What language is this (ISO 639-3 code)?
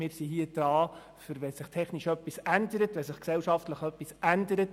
gsw